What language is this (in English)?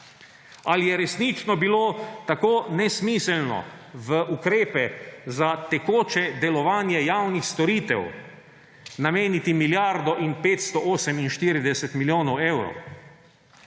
Slovenian